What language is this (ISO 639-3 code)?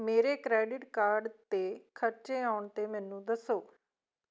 pan